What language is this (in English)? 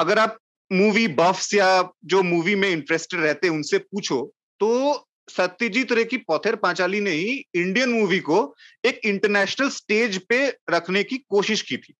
Hindi